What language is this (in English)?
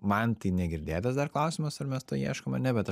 Lithuanian